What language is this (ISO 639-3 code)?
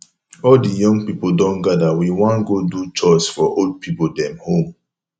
pcm